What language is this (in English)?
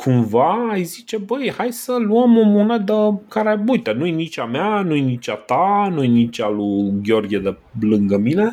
Romanian